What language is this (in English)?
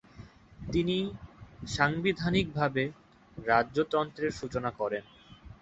Bangla